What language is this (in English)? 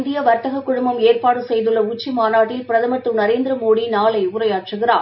Tamil